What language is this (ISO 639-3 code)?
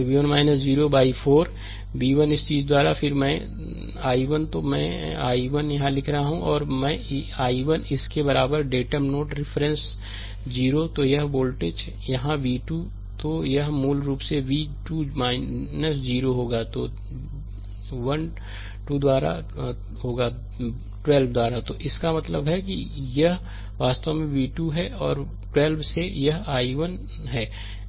hin